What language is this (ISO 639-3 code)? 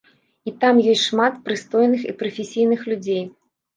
bel